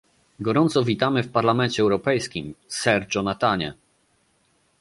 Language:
Polish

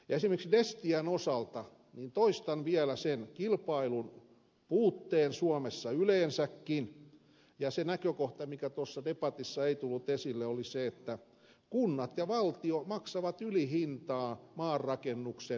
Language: Finnish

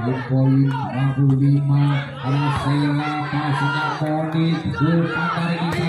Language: Indonesian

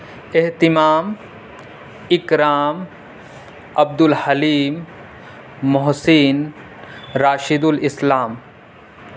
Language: Urdu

